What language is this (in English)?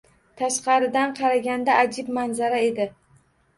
Uzbek